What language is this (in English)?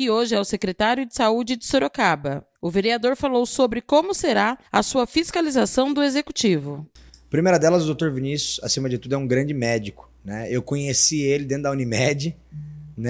Portuguese